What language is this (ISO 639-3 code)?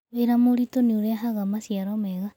kik